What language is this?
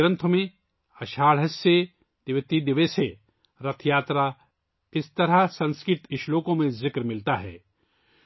Urdu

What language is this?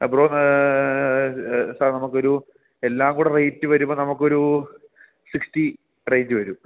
Malayalam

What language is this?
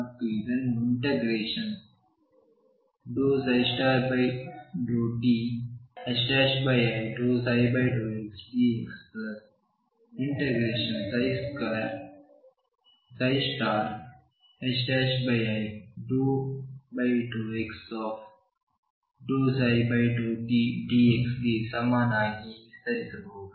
Kannada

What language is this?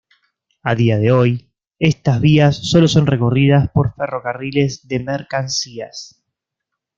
Spanish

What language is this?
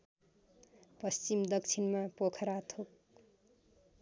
Nepali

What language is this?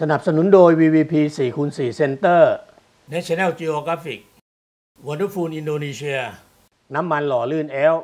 Thai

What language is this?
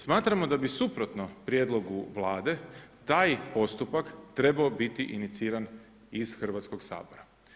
Croatian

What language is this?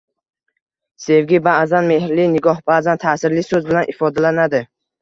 Uzbek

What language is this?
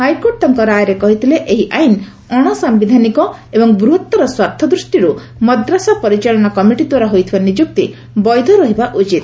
Odia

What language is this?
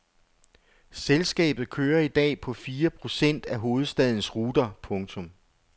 Danish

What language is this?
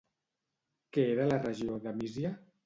Catalan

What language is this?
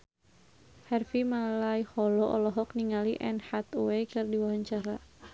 Sundanese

